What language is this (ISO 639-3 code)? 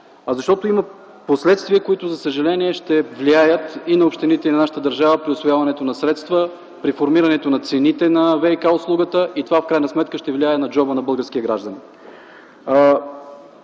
bul